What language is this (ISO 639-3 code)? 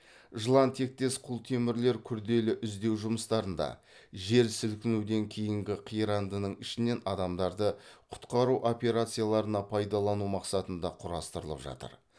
kaz